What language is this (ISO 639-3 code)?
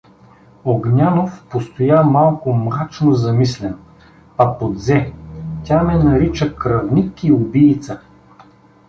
bul